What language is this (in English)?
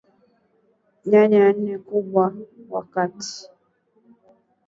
Swahili